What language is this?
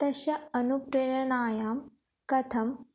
Sanskrit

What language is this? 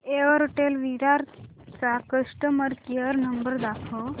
Marathi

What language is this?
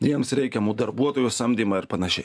Lithuanian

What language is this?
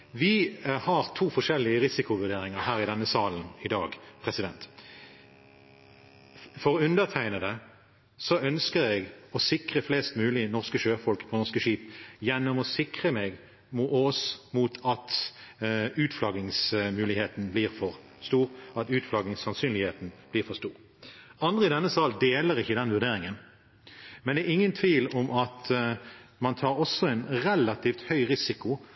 Norwegian Bokmål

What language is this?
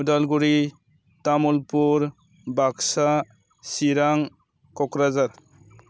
Bodo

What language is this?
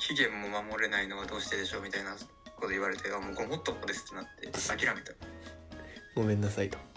Japanese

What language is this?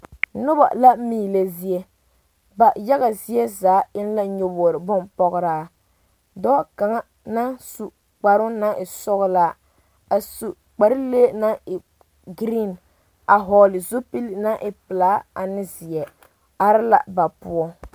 Southern Dagaare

